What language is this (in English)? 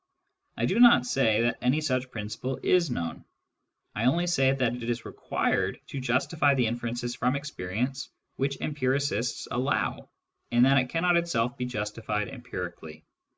English